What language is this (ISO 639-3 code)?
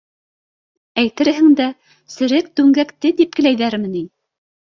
bak